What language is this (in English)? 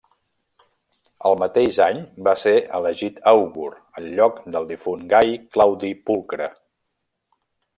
Catalan